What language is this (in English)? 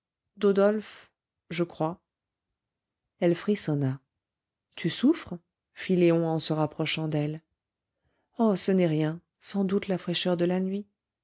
French